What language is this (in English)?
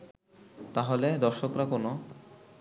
Bangla